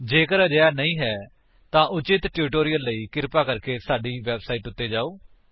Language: Punjabi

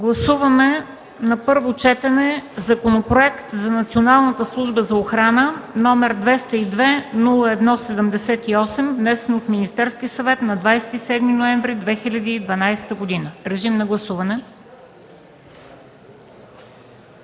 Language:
Bulgarian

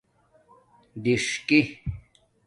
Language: Domaaki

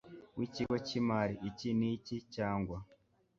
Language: Kinyarwanda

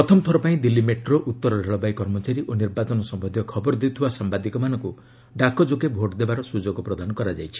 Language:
Odia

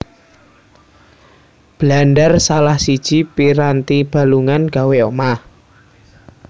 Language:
Javanese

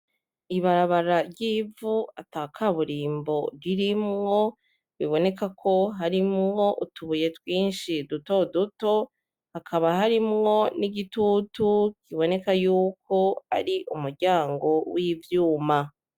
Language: Rundi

